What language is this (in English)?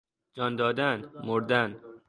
Persian